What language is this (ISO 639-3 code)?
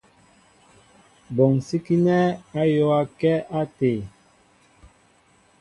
mbo